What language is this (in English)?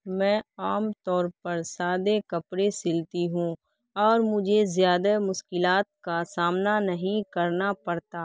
Urdu